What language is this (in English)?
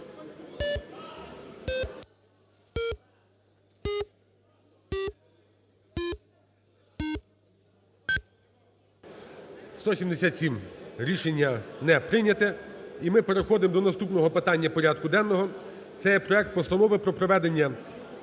Ukrainian